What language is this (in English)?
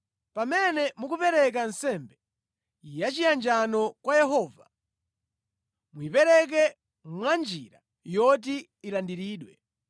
Nyanja